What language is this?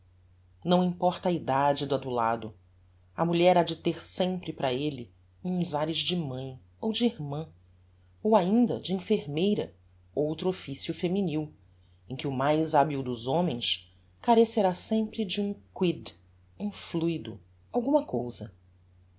Portuguese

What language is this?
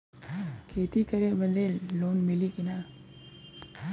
Bhojpuri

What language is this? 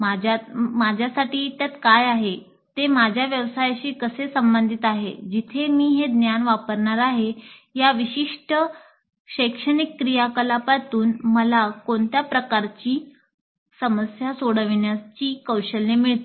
Marathi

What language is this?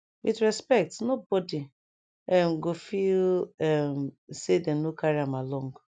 Nigerian Pidgin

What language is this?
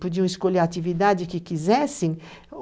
Portuguese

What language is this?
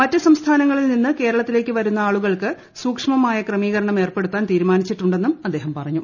Malayalam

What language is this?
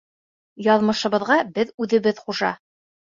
Bashkir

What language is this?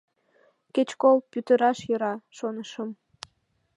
Mari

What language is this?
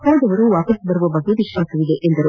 Kannada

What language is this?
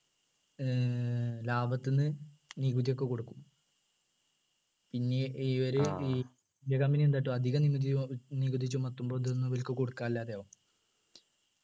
Malayalam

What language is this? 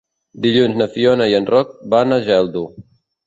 Catalan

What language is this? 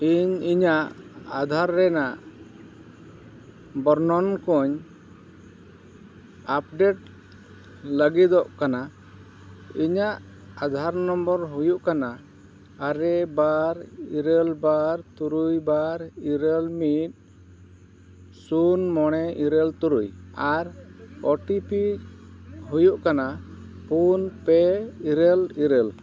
Santali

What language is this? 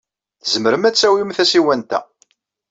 Kabyle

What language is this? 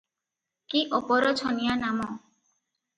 Odia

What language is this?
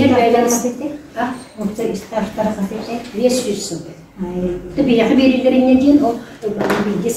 Arabic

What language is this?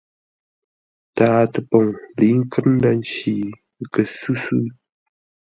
Ngombale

